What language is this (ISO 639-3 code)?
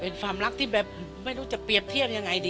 tha